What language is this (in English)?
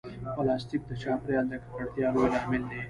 Pashto